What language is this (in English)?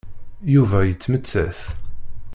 Kabyle